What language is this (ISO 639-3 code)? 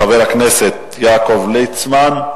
heb